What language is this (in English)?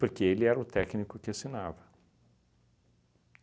Portuguese